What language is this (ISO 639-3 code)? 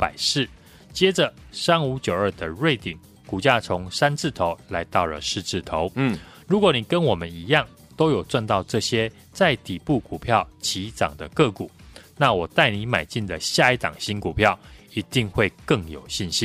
zho